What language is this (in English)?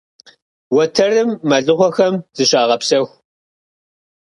Kabardian